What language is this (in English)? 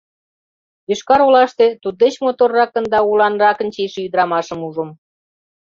Mari